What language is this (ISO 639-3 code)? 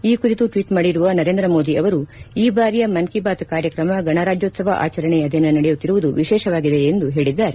kan